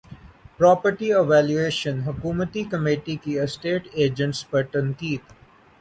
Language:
Urdu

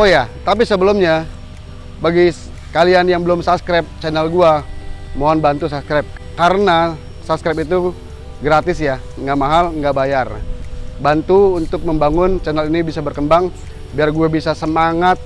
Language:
Indonesian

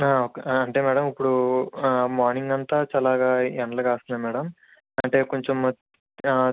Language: Telugu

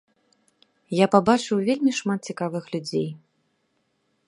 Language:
Belarusian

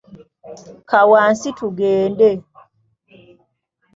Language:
Ganda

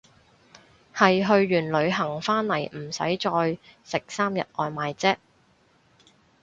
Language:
Cantonese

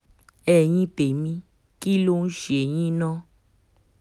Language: Yoruba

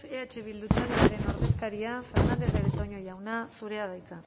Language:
Basque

